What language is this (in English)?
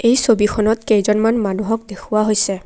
Assamese